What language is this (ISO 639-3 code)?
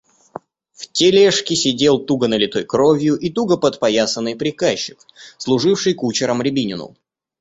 rus